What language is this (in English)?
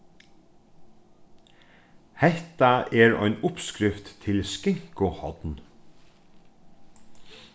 Faroese